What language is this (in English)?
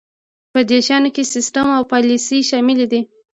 Pashto